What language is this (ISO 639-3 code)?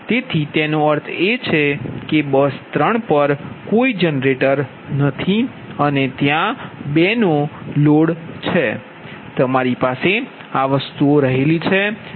guj